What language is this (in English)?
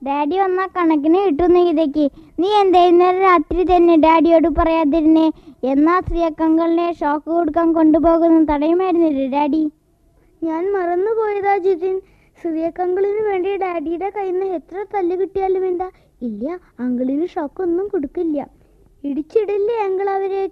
Malayalam